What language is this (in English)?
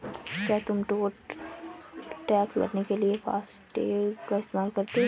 Hindi